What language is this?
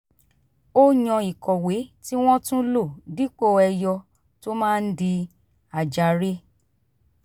Yoruba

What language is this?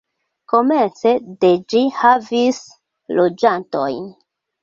Esperanto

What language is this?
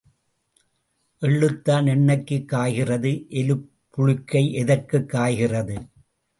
Tamil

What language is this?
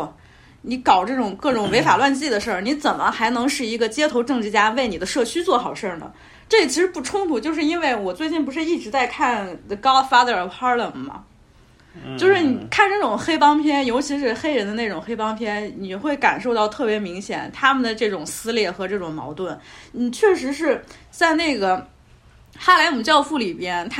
Chinese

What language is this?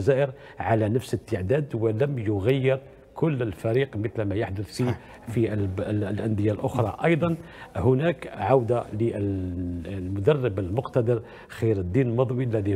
Arabic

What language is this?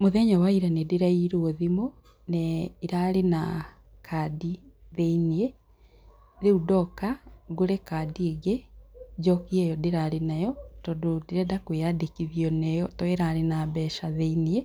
Kikuyu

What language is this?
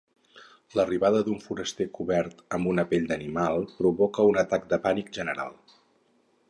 Catalan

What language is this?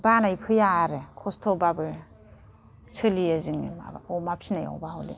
Bodo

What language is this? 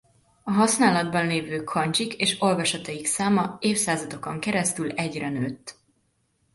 Hungarian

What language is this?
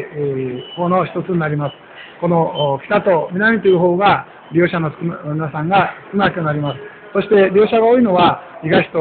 Japanese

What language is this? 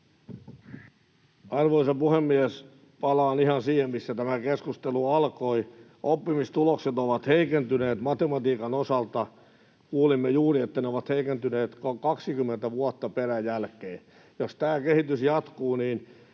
Finnish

